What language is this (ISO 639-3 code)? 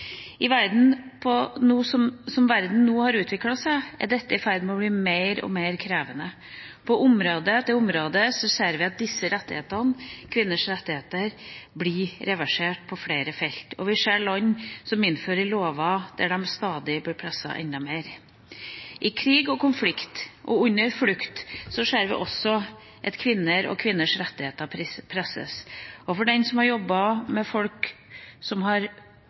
nob